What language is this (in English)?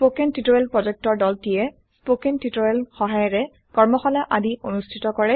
Assamese